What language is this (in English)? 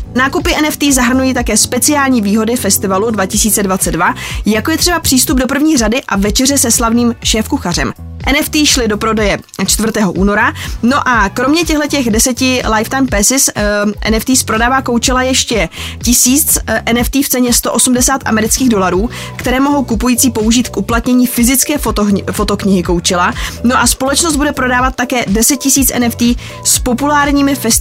Czech